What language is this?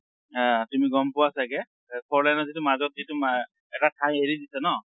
Assamese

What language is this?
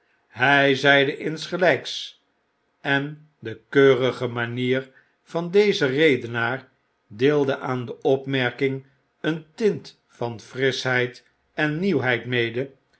Dutch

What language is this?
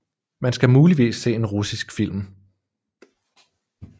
Danish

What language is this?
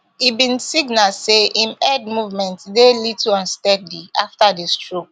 Nigerian Pidgin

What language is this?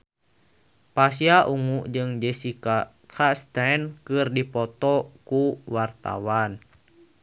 Sundanese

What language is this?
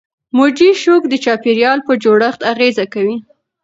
Pashto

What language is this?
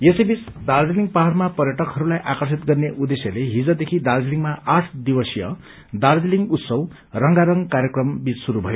Nepali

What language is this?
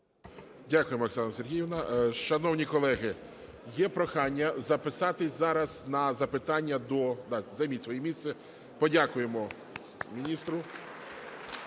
Ukrainian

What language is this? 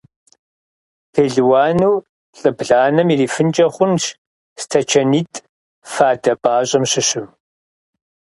Kabardian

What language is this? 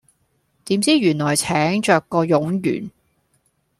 Cantonese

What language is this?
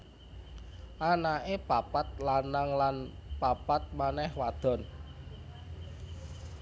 Javanese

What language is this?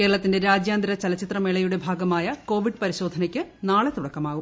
Malayalam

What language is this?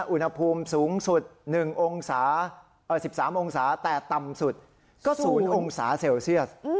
Thai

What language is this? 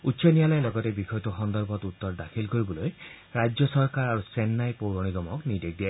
Assamese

